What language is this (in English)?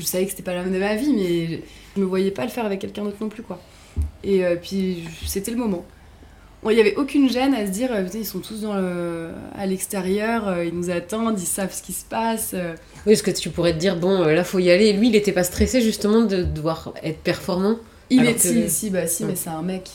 French